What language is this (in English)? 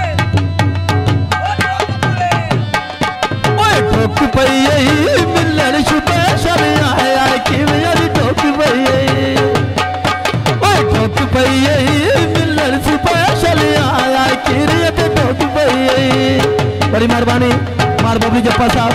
Romanian